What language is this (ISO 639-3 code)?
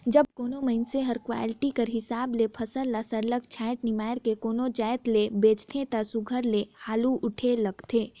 hne